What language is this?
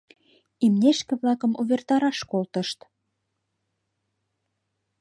Mari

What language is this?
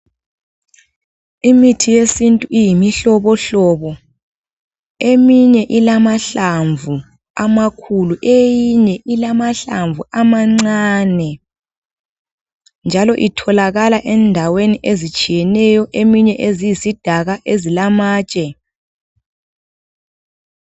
North Ndebele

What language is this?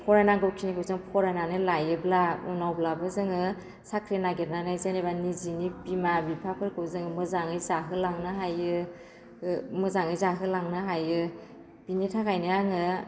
Bodo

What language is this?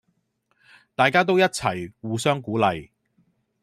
Cantonese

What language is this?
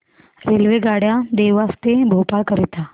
Marathi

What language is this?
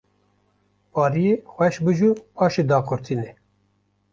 Kurdish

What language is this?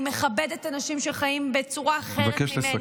Hebrew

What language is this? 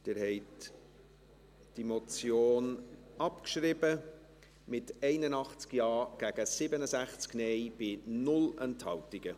Swiss German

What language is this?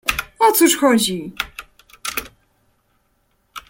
Polish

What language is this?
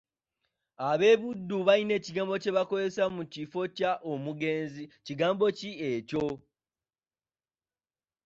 Ganda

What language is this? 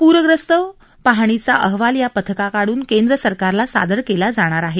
Marathi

